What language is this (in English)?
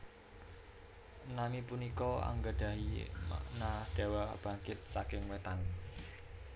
Javanese